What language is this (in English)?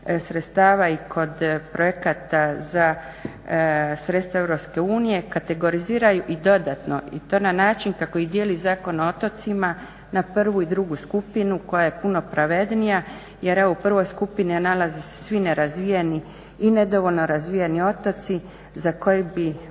Croatian